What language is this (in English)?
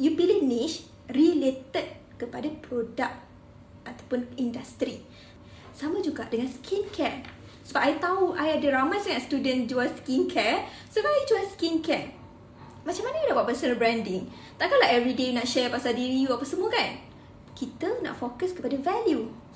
Malay